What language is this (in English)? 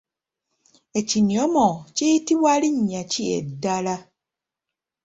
Ganda